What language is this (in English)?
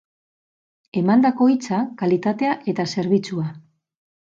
Basque